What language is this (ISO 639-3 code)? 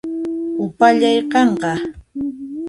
qxp